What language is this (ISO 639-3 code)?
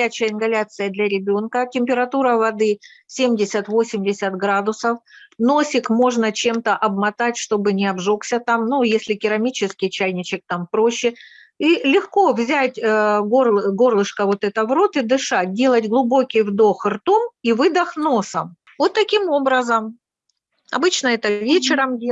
rus